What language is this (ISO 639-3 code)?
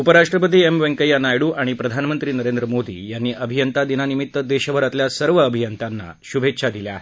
mar